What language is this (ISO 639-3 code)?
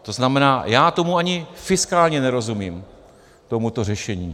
ces